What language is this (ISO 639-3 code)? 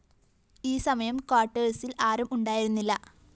mal